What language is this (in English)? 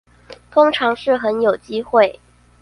Chinese